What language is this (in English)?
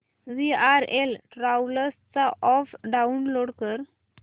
Marathi